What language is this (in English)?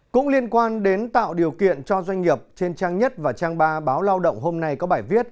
Vietnamese